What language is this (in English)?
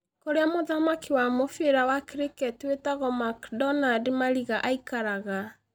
Kikuyu